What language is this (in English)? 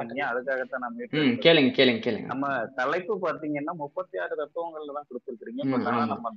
Tamil